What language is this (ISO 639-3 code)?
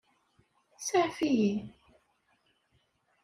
kab